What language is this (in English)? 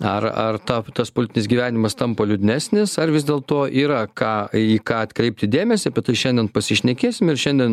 Lithuanian